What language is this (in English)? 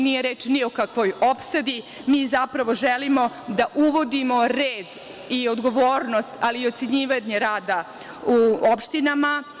Serbian